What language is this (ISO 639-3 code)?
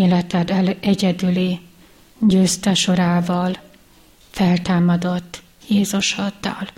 hun